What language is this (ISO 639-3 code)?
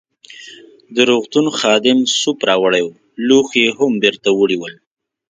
pus